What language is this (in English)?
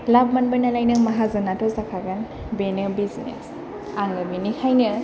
Bodo